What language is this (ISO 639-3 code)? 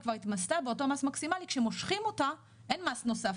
heb